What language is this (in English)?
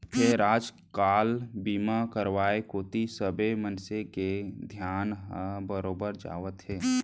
Chhattisgarhi